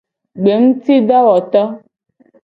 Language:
Gen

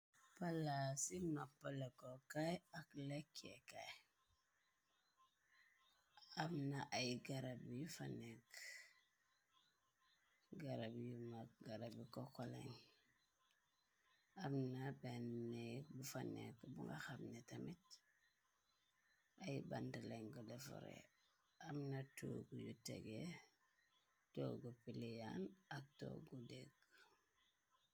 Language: Wolof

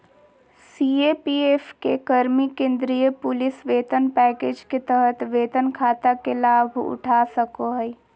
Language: Magahi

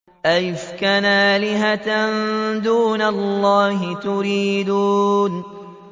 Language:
Arabic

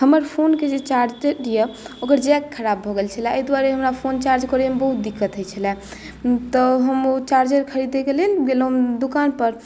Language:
Maithili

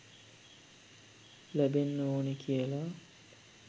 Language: Sinhala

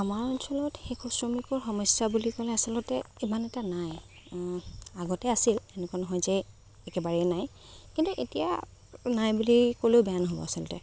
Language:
Assamese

